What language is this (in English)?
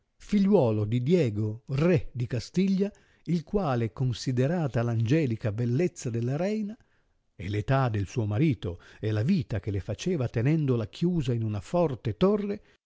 Italian